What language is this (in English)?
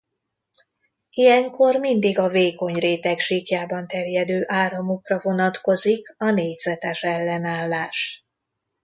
Hungarian